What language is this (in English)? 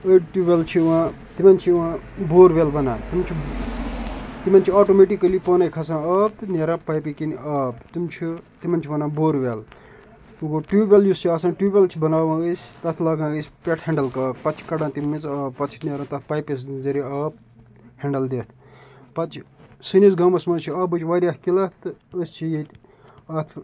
Kashmiri